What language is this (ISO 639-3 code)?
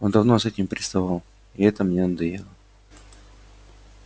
rus